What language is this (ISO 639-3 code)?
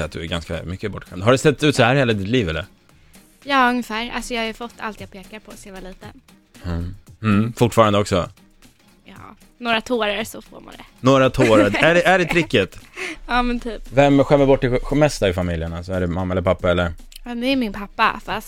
swe